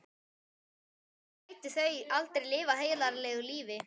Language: Icelandic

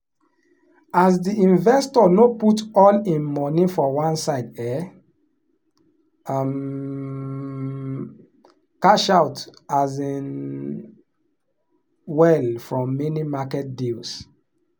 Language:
Nigerian Pidgin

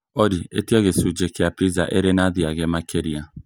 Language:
Kikuyu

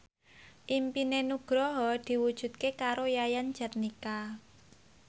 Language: Javanese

